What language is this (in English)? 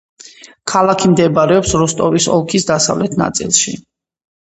Georgian